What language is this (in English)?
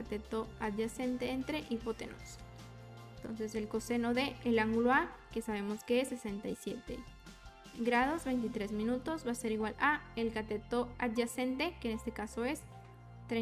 Spanish